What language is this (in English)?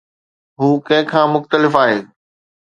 Sindhi